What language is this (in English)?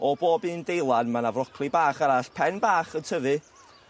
Welsh